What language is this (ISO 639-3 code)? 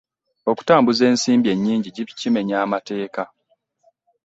lug